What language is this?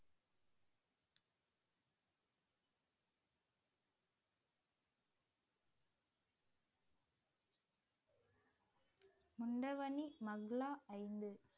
Tamil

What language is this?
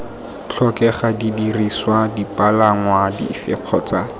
Tswana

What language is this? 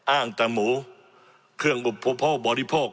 Thai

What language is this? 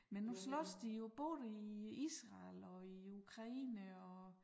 Danish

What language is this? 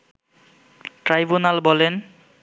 Bangla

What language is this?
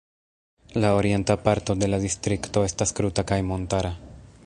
Esperanto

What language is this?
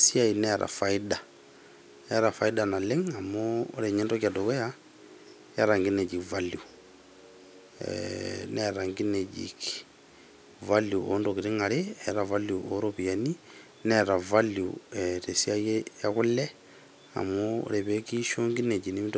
Masai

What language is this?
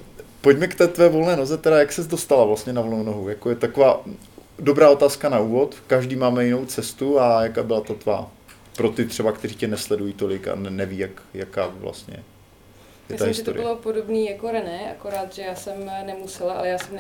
Czech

